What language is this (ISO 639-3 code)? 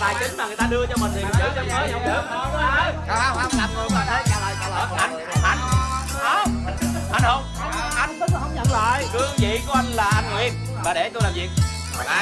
vie